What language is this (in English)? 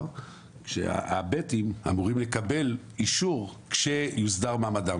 Hebrew